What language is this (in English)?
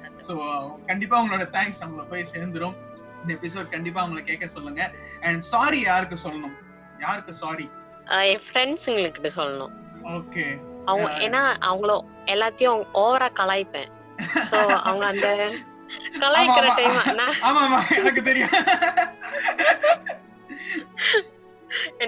Tamil